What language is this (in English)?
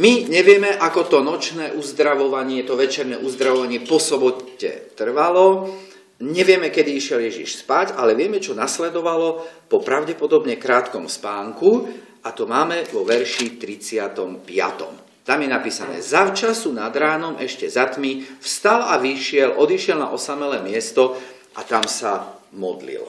Slovak